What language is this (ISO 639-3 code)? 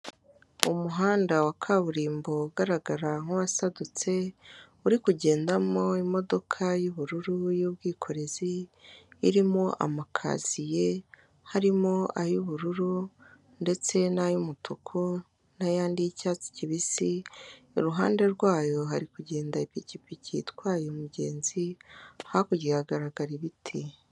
kin